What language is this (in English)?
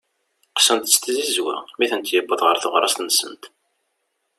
Kabyle